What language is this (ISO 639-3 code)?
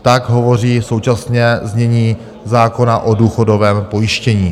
ces